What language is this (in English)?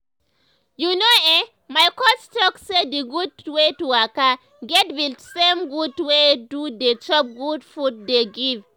Nigerian Pidgin